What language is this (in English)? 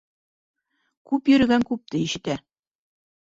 Bashkir